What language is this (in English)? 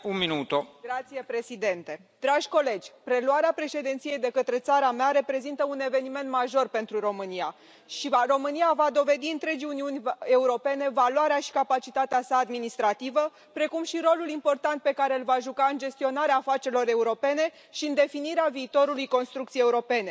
Romanian